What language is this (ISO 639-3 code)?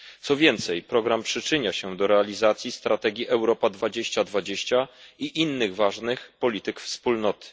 pol